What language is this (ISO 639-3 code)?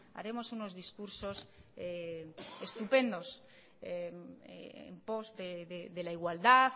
spa